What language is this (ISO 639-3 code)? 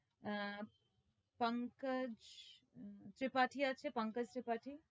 ben